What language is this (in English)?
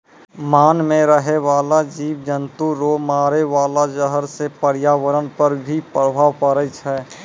Maithili